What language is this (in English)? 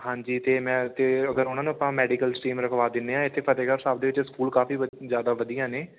Punjabi